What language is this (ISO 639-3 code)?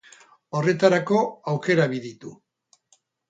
eus